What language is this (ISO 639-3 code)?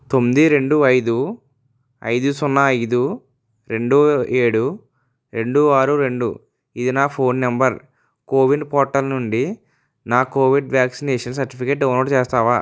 tel